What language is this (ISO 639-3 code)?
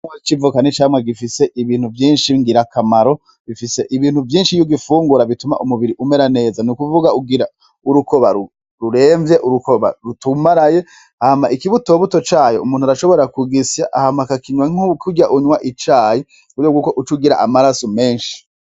run